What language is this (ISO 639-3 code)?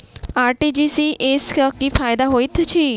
mai